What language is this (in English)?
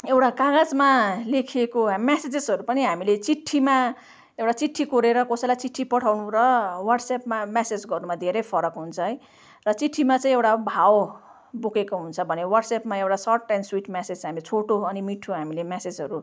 Nepali